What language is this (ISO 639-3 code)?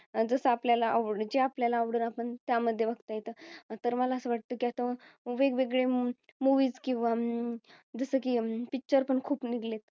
mar